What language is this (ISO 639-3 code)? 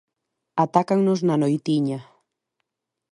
glg